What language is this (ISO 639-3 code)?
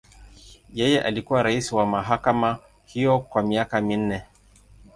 swa